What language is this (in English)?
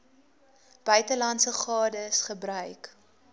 Afrikaans